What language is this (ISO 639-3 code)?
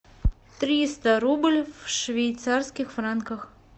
rus